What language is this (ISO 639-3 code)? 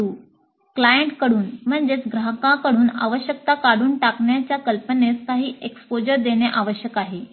mar